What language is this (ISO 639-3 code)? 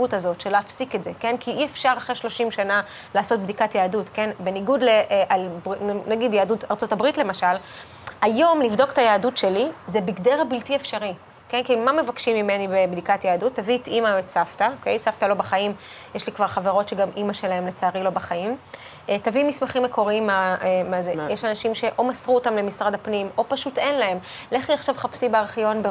heb